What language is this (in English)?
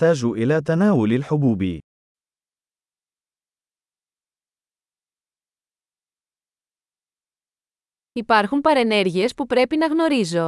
Greek